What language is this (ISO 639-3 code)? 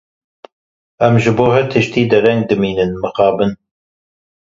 kur